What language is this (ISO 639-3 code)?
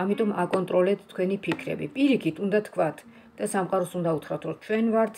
ron